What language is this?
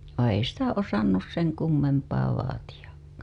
Finnish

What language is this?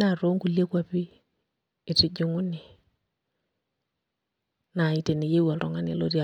Masai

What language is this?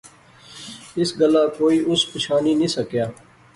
Pahari-Potwari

